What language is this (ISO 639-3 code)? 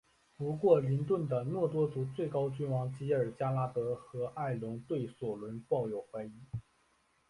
zho